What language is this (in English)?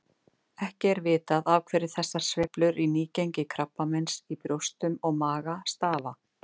Icelandic